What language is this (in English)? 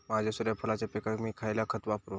Marathi